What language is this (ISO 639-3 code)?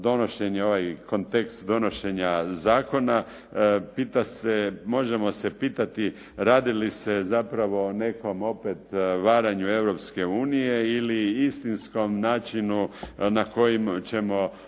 hrv